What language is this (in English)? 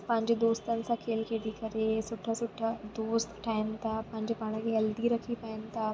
Sindhi